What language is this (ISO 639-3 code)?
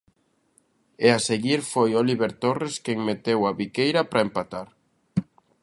glg